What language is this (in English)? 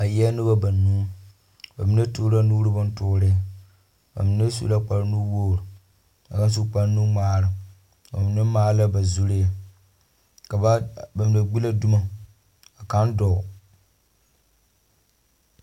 Southern Dagaare